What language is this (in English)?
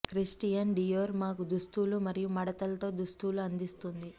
Telugu